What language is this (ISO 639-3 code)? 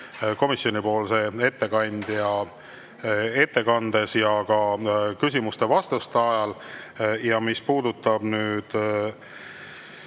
est